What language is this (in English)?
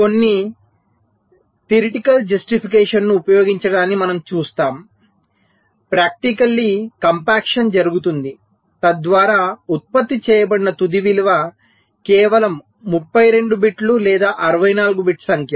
Telugu